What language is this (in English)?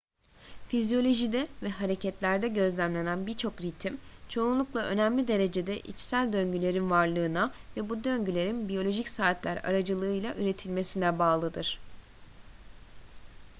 Turkish